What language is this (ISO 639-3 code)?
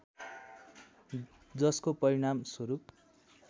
nep